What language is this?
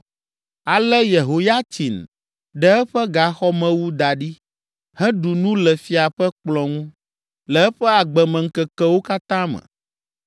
Ewe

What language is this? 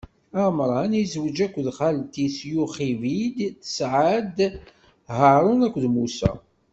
Kabyle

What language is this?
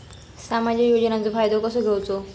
Marathi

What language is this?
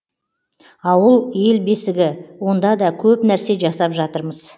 Kazakh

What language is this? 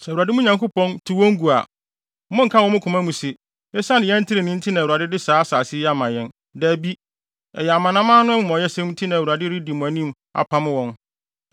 Akan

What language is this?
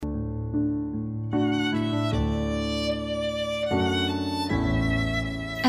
Indonesian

